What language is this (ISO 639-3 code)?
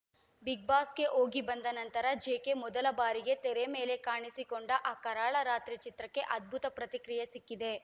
kan